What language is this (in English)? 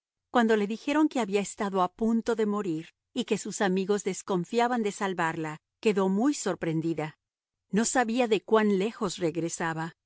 Spanish